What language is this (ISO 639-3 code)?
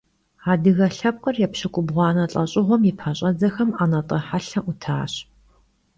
kbd